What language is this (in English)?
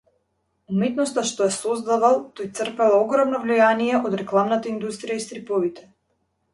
Macedonian